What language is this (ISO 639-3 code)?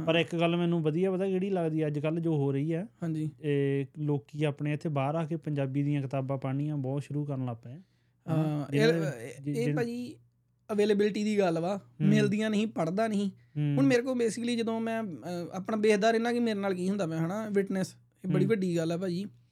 pan